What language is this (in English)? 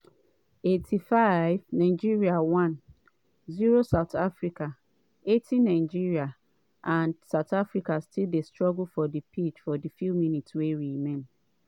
Nigerian Pidgin